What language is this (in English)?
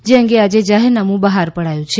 Gujarati